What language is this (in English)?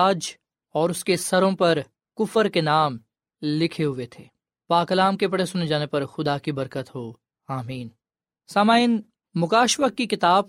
Urdu